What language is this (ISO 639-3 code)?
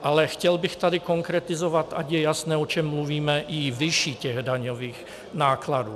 ces